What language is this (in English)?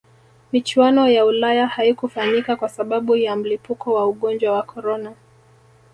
Swahili